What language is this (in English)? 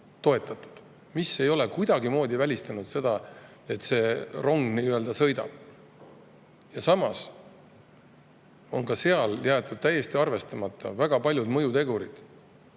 Estonian